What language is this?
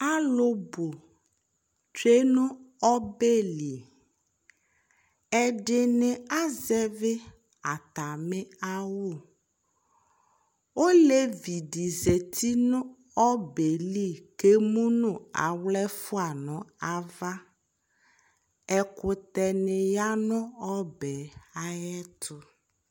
Ikposo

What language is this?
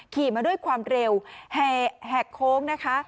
Thai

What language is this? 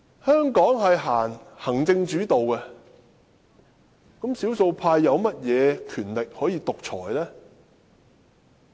Cantonese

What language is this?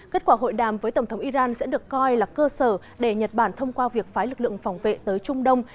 Vietnamese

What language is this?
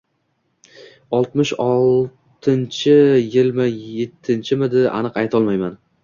Uzbek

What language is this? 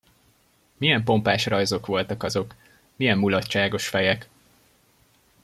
Hungarian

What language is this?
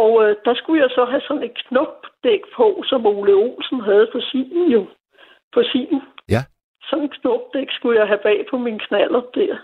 Danish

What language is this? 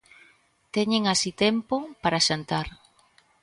Galician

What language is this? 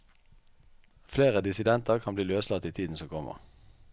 Norwegian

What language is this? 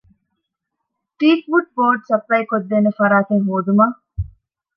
Divehi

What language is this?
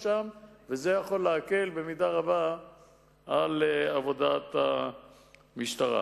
Hebrew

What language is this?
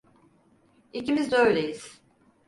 Turkish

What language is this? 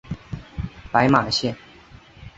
Chinese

